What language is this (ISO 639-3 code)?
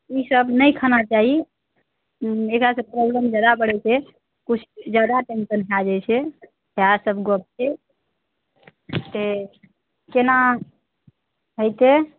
mai